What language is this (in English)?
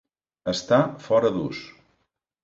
Catalan